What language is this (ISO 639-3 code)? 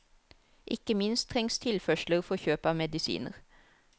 nor